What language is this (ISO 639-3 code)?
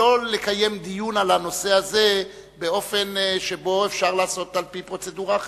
heb